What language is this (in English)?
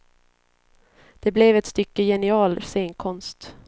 Swedish